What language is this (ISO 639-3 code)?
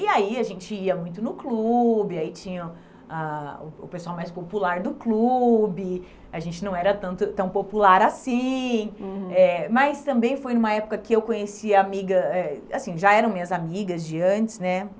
por